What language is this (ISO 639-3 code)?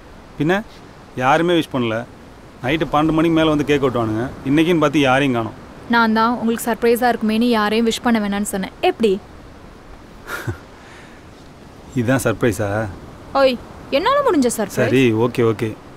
kor